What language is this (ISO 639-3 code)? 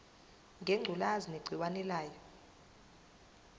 zul